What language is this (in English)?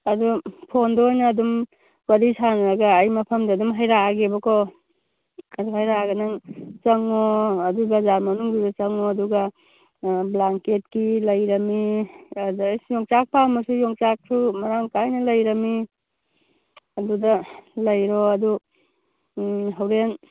Manipuri